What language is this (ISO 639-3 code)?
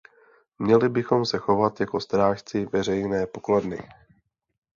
ces